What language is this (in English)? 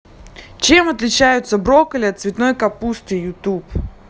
Russian